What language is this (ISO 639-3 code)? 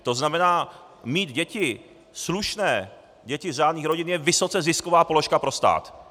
ces